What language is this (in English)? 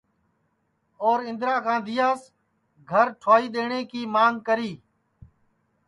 Sansi